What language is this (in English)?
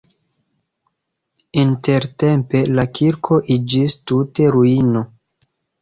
Esperanto